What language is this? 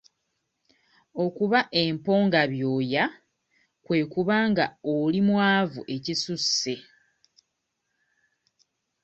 Ganda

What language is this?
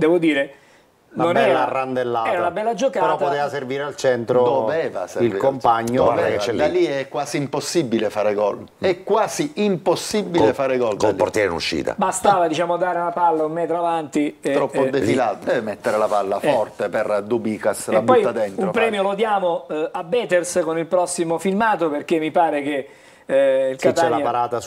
Italian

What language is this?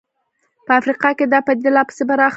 Pashto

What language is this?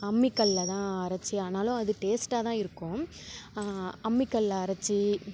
Tamil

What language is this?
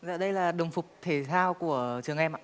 Vietnamese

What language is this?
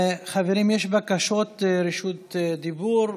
Hebrew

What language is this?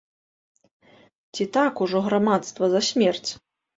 Belarusian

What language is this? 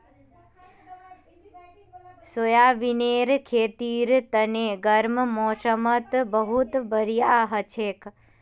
Magahi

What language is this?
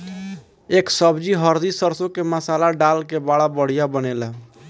Bhojpuri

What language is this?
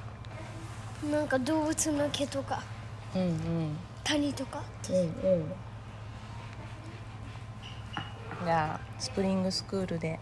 Japanese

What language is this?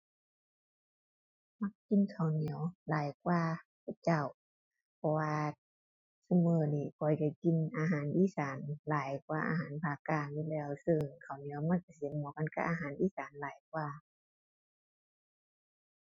Thai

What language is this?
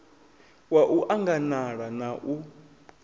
Venda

